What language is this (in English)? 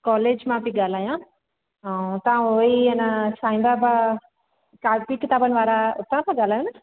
Sindhi